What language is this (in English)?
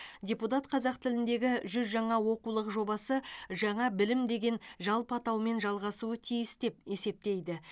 Kazakh